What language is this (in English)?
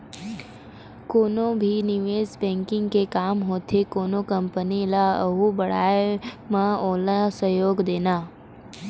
Chhattisgarhi